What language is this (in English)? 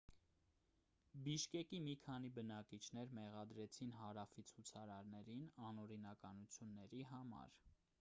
Armenian